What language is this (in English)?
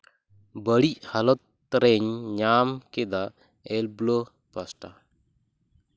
Santali